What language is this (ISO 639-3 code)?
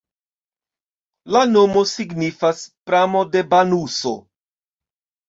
epo